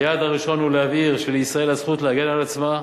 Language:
Hebrew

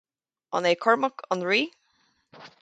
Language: Irish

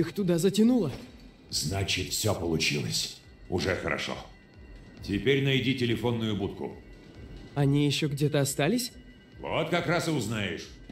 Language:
Russian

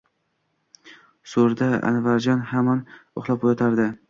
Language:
Uzbek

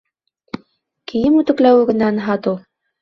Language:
Bashkir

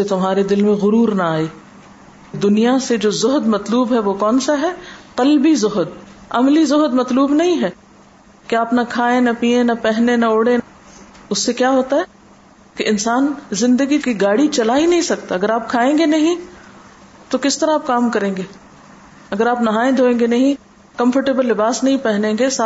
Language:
Urdu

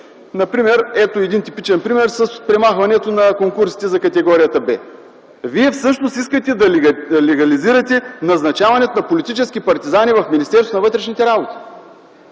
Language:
Bulgarian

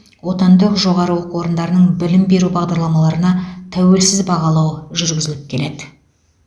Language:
Kazakh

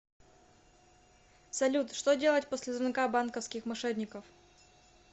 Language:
Russian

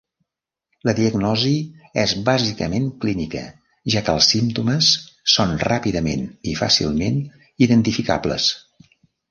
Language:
Catalan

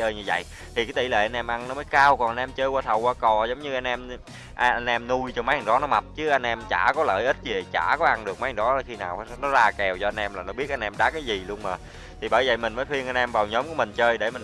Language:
Vietnamese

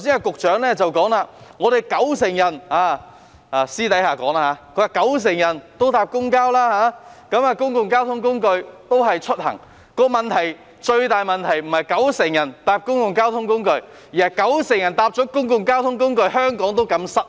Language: Cantonese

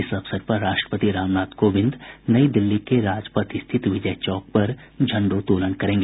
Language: Hindi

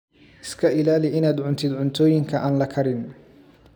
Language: Somali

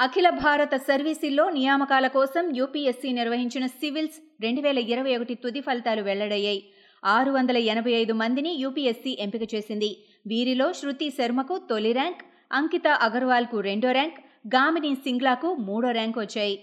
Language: Telugu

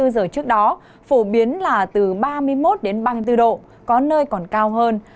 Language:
Vietnamese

